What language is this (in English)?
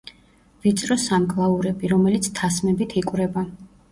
Georgian